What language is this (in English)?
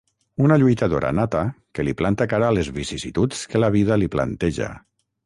Catalan